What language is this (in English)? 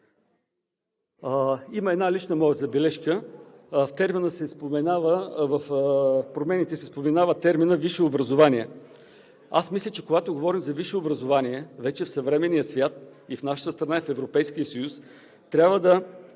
Bulgarian